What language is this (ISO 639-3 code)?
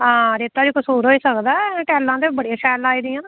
doi